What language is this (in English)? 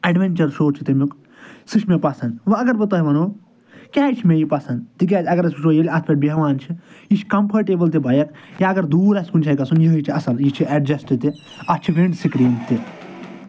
Kashmiri